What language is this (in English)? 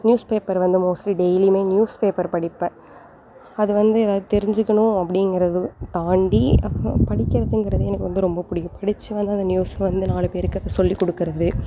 Tamil